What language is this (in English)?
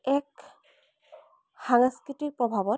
Assamese